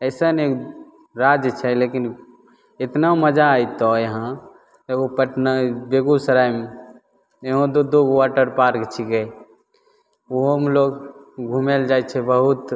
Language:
Maithili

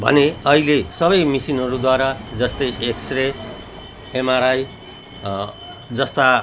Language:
Nepali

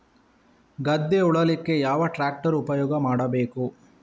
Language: Kannada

